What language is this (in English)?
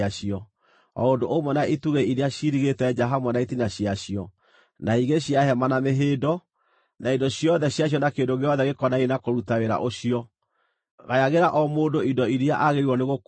Kikuyu